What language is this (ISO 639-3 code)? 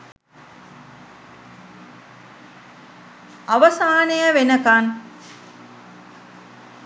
sin